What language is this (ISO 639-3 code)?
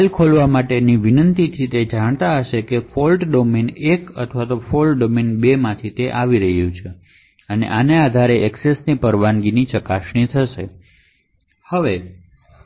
guj